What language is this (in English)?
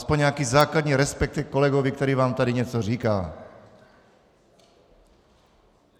Czech